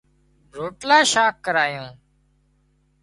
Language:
Wadiyara Koli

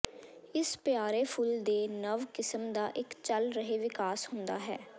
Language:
Punjabi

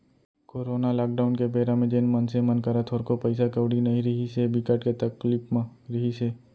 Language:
Chhattisgarhi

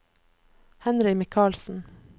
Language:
Norwegian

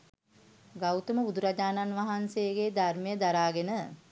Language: Sinhala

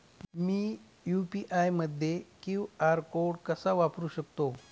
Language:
Marathi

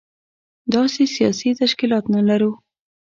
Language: Pashto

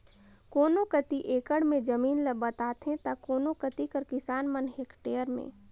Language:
Chhattisgarhi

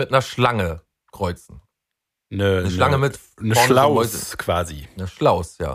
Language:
German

